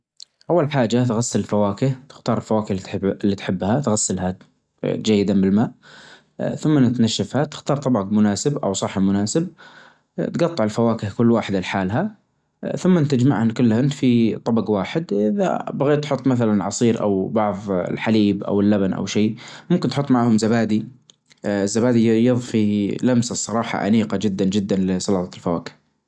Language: Najdi Arabic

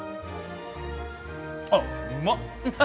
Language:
Japanese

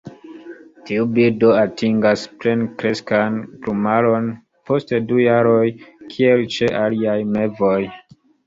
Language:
Esperanto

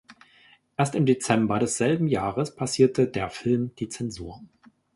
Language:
German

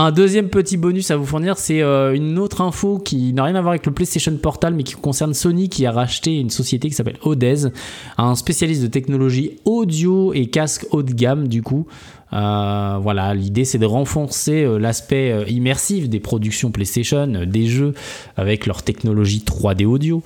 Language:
French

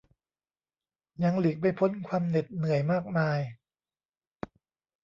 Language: Thai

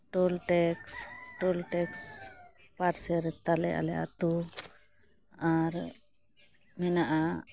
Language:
Santali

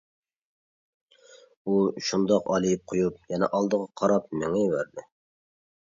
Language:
Uyghur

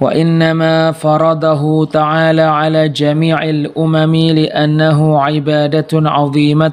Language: Indonesian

